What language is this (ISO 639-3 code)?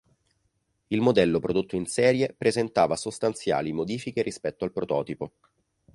ita